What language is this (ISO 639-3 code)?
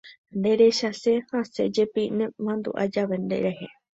grn